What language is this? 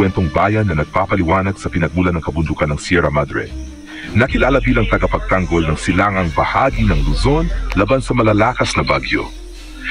Filipino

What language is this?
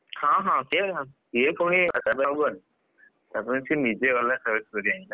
Odia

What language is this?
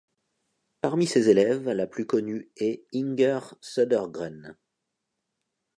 French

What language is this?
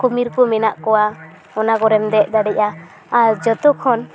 Santali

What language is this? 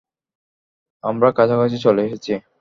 Bangla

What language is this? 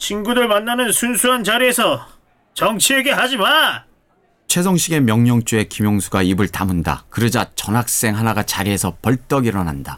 Korean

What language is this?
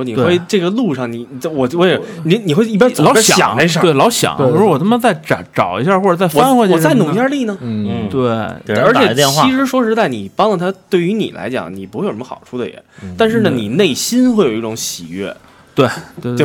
Chinese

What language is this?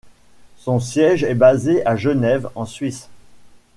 French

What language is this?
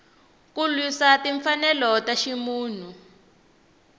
Tsonga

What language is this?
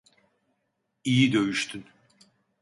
Turkish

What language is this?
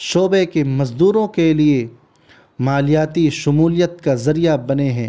Urdu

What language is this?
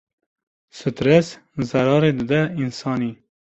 Kurdish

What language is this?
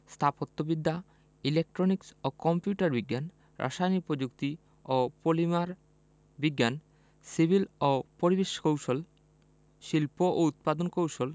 Bangla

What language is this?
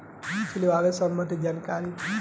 Bhojpuri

